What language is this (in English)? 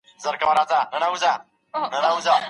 Pashto